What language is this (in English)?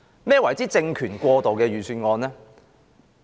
Cantonese